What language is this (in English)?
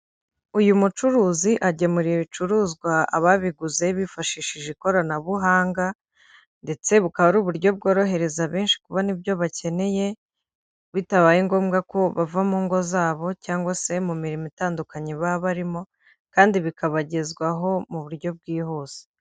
Kinyarwanda